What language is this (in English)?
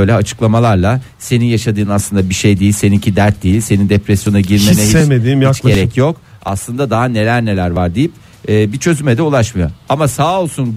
Turkish